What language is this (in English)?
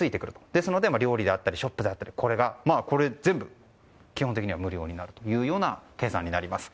Japanese